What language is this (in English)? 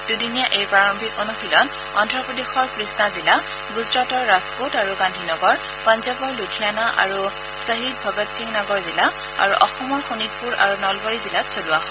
Assamese